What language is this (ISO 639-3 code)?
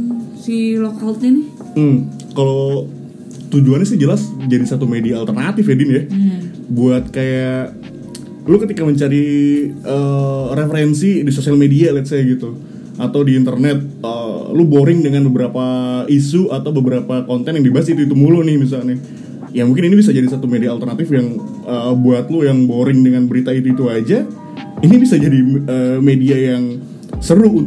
ind